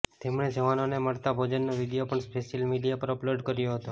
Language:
Gujarati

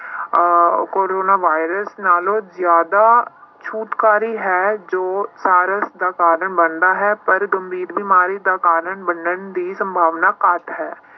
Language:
Punjabi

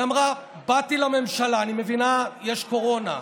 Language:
Hebrew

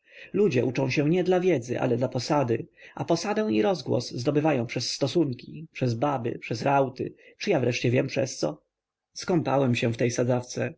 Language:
Polish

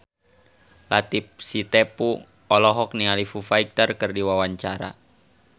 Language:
Sundanese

